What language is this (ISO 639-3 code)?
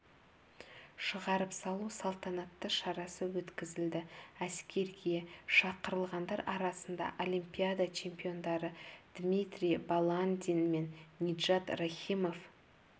kaz